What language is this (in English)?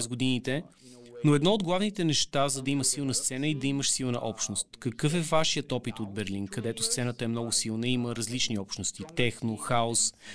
Bulgarian